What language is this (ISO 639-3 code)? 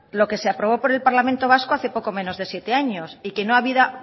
spa